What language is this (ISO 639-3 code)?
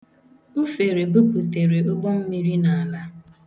ibo